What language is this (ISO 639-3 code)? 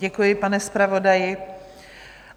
ces